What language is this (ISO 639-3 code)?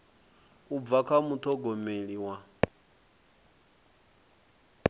ven